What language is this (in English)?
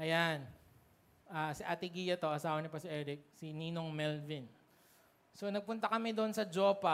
Filipino